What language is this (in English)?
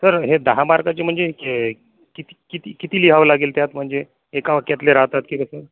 Marathi